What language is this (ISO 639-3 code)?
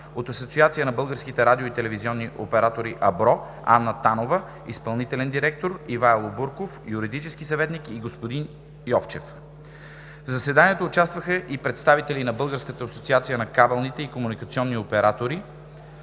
bul